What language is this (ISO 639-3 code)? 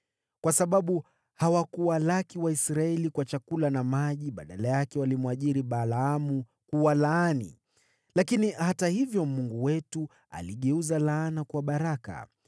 swa